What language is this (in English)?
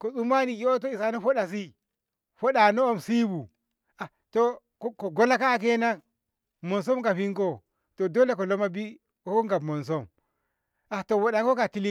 Ngamo